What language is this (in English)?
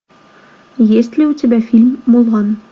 Russian